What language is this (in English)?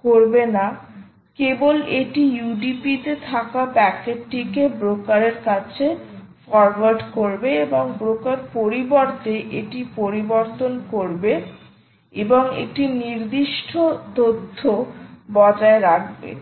Bangla